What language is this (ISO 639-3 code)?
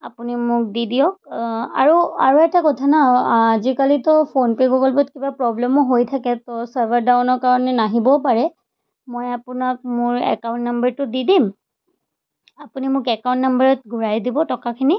asm